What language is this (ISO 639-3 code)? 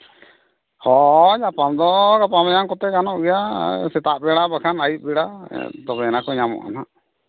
sat